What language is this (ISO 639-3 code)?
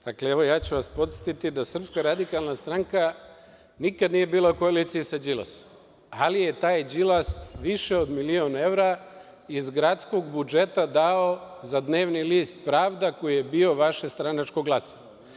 srp